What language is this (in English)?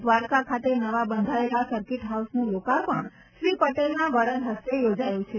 Gujarati